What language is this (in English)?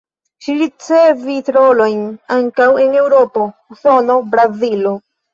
Esperanto